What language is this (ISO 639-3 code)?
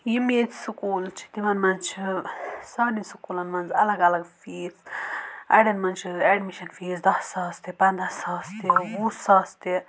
kas